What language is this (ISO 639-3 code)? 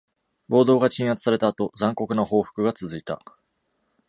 jpn